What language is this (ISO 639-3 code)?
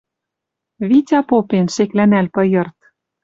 mrj